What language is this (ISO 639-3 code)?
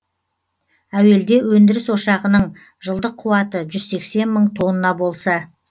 kaz